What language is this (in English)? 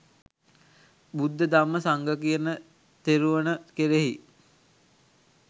Sinhala